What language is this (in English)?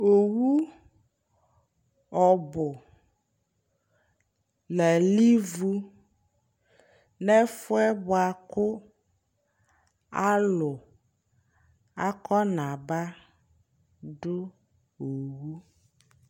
Ikposo